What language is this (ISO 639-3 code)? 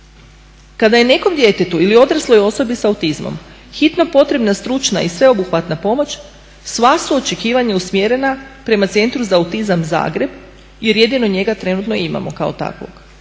hrv